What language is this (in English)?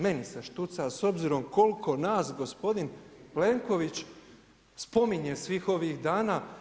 Croatian